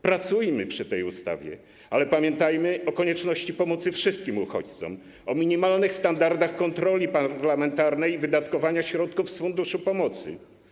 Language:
Polish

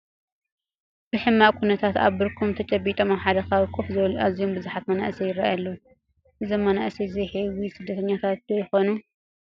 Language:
Tigrinya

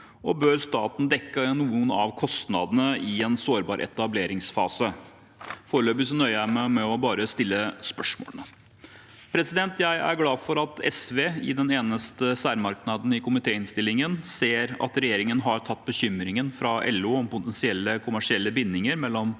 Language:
Norwegian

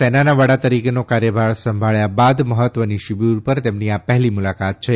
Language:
Gujarati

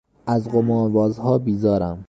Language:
Persian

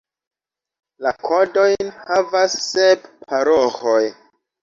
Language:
Esperanto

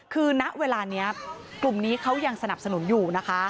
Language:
Thai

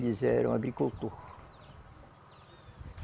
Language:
Portuguese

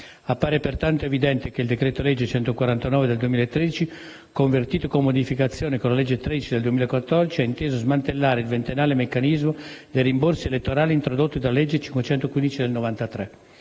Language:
Italian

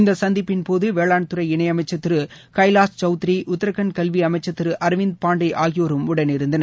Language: Tamil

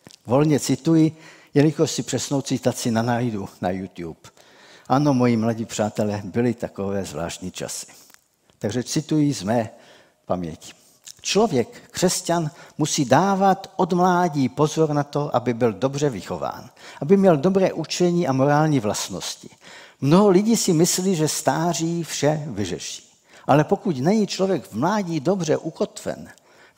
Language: Czech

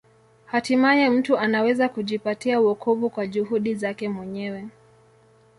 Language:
Swahili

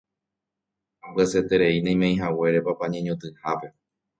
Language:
Guarani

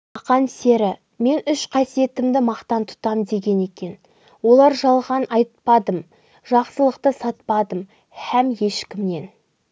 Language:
Kazakh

